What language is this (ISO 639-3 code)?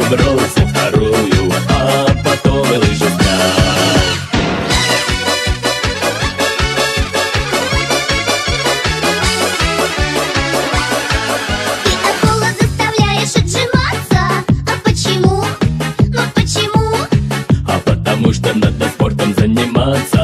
rus